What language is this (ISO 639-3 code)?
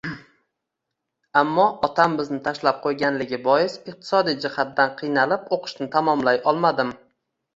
uzb